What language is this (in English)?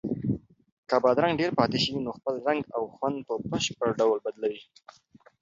Pashto